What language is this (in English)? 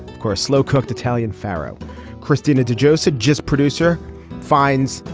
English